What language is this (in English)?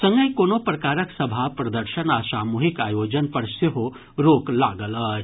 Maithili